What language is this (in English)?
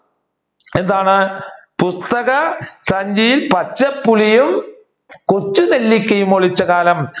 Malayalam